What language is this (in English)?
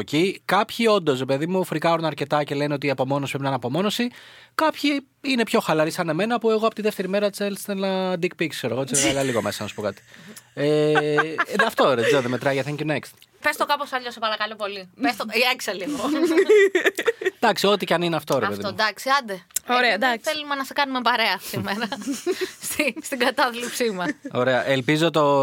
Greek